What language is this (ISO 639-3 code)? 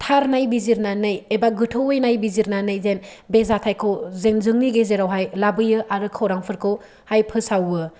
brx